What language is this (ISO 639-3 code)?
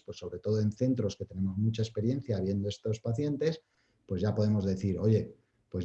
spa